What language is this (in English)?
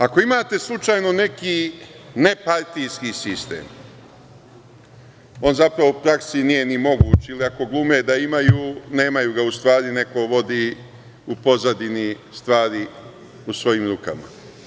Serbian